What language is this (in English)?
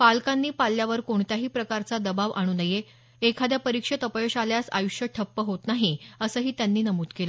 Marathi